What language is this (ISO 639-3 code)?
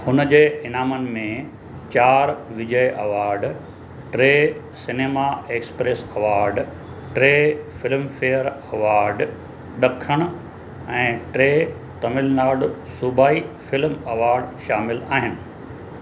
snd